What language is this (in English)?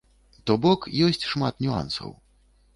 Belarusian